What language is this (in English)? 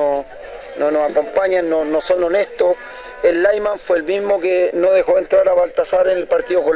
Spanish